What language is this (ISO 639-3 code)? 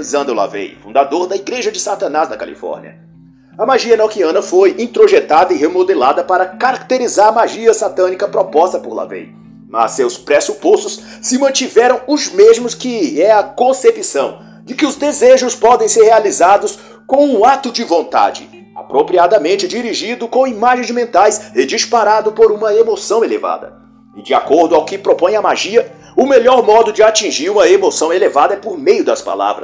por